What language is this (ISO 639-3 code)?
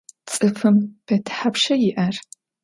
ady